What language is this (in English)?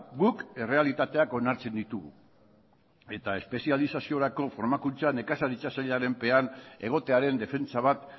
Basque